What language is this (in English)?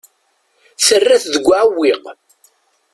Kabyle